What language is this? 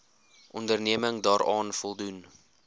Afrikaans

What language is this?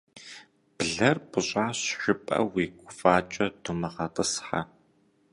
Kabardian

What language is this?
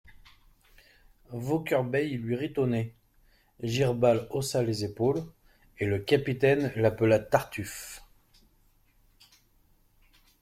French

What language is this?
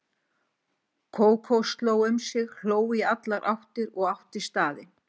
Icelandic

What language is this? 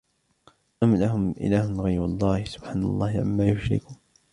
Arabic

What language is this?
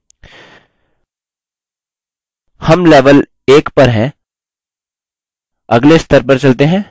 Hindi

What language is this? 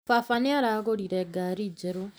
Kikuyu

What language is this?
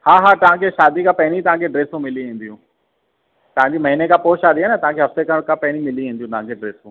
Sindhi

